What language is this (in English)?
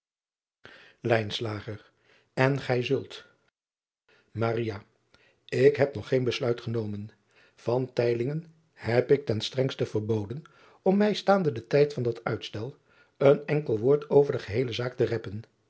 Dutch